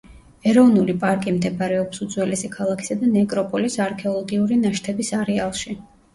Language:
Georgian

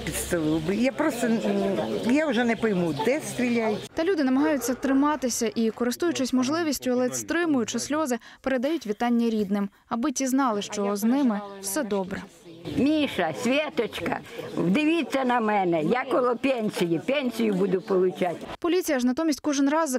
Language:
Ukrainian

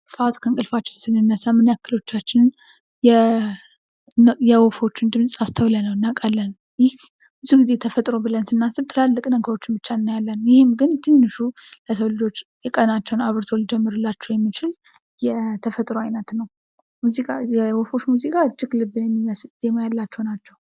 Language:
Amharic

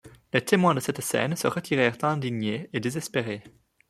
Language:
French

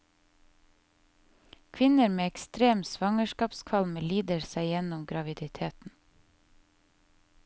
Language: Norwegian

